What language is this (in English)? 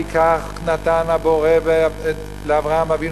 Hebrew